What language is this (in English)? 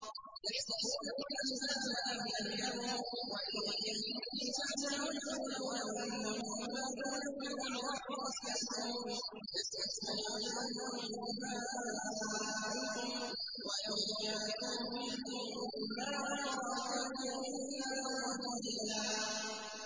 Arabic